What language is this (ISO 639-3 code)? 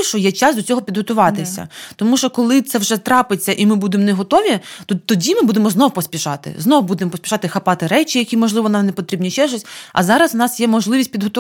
ukr